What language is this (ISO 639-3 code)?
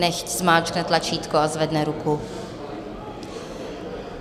ces